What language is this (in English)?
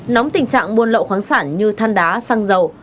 Vietnamese